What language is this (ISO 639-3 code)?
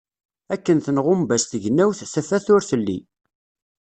kab